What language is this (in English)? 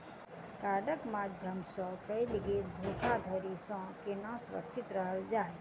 Maithili